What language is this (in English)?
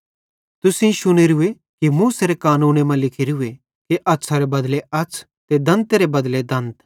Bhadrawahi